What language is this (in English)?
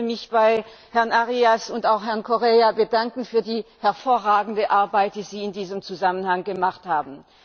German